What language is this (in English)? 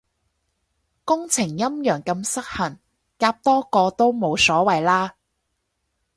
Cantonese